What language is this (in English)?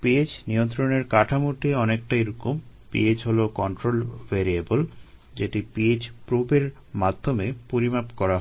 Bangla